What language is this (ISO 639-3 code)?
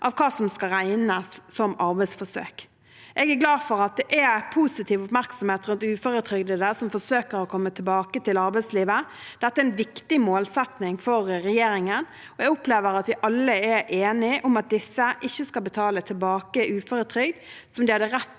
nor